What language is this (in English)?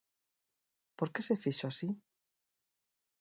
Galician